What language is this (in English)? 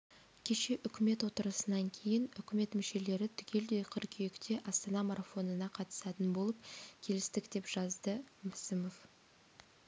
Kazakh